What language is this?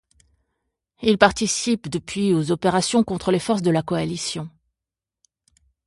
French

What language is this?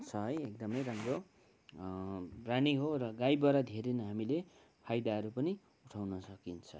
Nepali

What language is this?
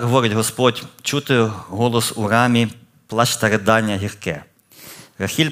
Ukrainian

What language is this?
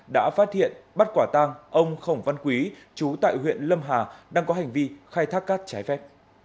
Vietnamese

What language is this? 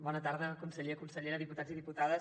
Catalan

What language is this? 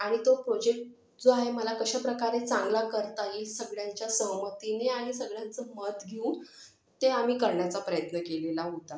Marathi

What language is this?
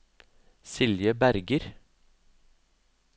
Norwegian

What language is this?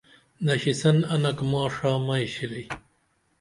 Dameli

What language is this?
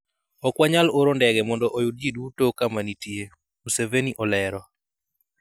Luo (Kenya and Tanzania)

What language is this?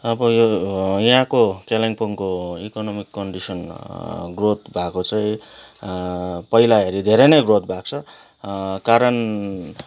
Nepali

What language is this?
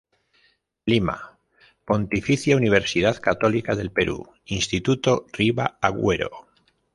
Spanish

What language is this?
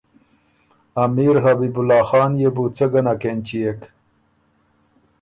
Ormuri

